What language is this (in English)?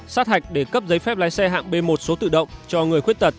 Vietnamese